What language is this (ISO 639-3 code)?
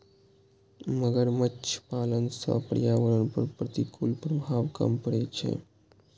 mai